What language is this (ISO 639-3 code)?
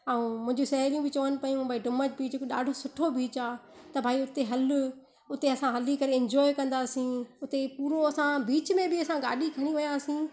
snd